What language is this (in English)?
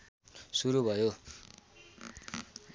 Nepali